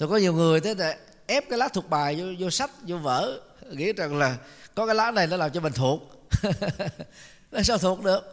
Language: Vietnamese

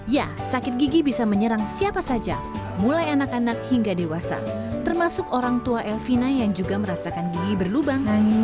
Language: Indonesian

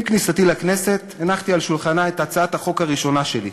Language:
Hebrew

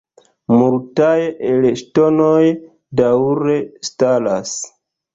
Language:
Esperanto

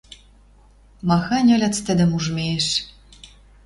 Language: Western Mari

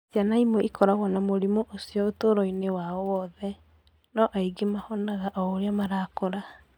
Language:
Kikuyu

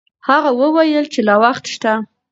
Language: Pashto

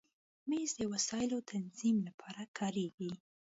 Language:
Pashto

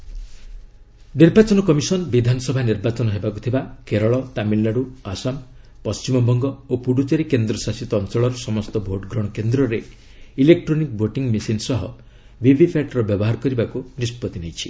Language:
Odia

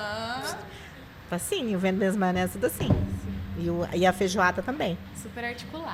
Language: Portuguese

